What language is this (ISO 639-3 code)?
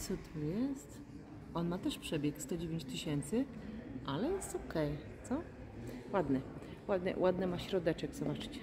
pol